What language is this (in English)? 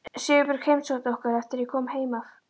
Icelandic